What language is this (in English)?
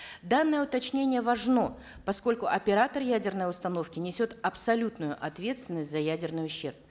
Kazakh